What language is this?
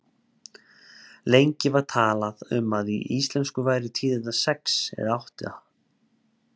Icelandic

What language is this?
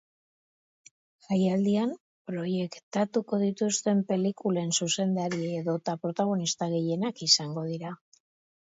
Basque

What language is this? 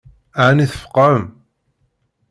Kabyle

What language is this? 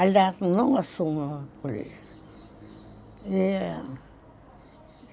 Portuguese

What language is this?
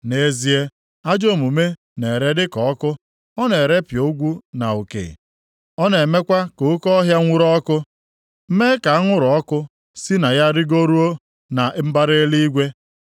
Igbo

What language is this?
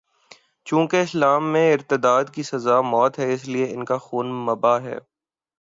Urdu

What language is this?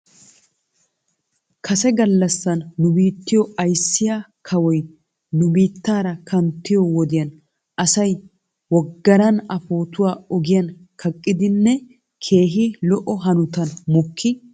Wolaytta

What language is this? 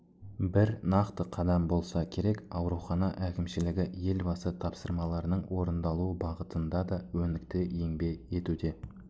Kazakh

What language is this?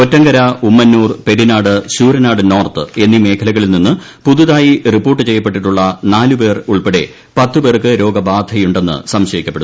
Malayalam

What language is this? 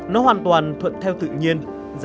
Vietnamese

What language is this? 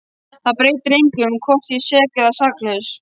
Icelandic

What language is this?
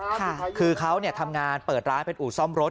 Thai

